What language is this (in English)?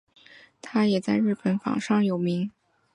Chinese